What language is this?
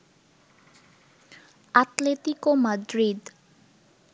Bangla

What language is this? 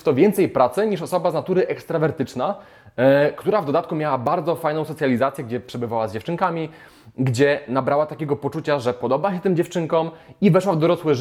Polish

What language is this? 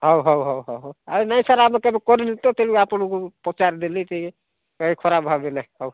Odia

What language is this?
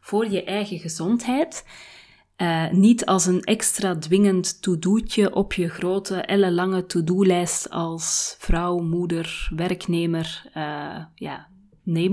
Dutch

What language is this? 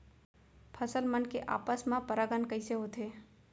Chhattisgarhi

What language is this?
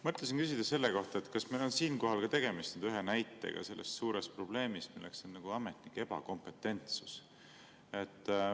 Estonian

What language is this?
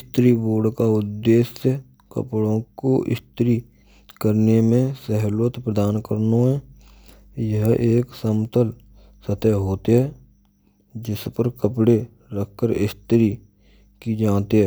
Braj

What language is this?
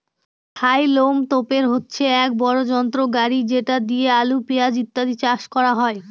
Bangla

